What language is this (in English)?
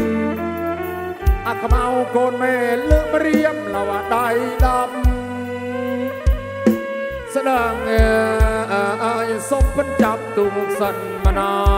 Thai